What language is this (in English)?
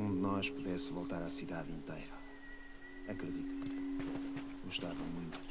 Portuguese